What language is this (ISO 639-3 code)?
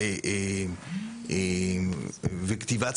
heb